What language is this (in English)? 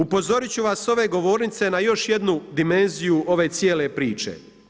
Croatian